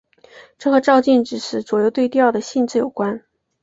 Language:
Chinese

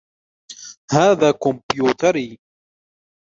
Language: Arabic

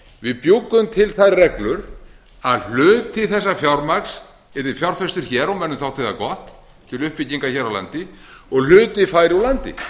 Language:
Icelandic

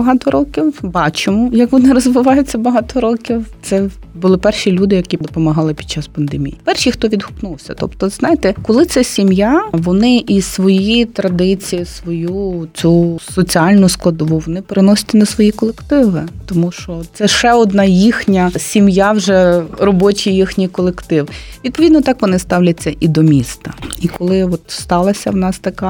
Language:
Ukrainian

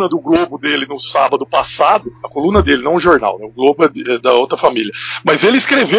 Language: Portuguese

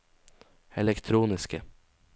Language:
Norwegian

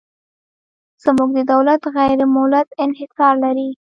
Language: Pashto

